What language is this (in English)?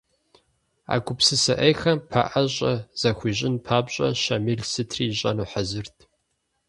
Kabardian